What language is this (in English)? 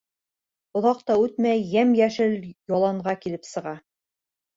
Bashkir